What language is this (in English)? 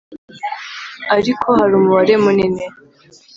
Kinyarwanda